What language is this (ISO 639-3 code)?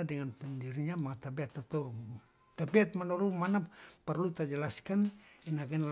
loa